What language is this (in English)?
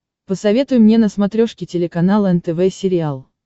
Russian